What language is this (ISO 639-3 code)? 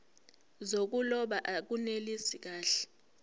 zul